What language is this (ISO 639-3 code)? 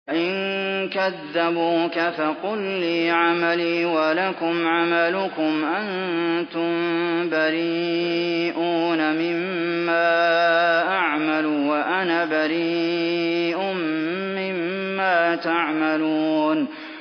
ara